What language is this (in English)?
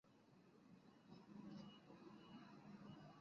Chinese